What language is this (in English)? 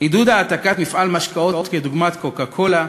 Hebrew